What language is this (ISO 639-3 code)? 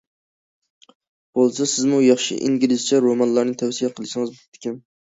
uig